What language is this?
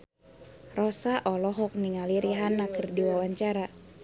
Sundanese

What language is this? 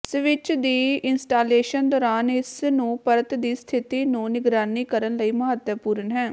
Punjabi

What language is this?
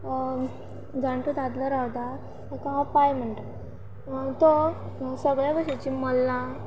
Konkani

